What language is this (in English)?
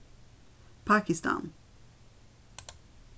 Faroese